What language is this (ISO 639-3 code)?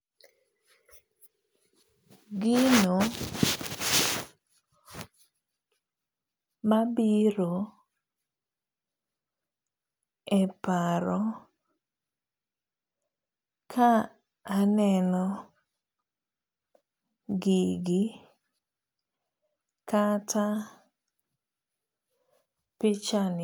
luo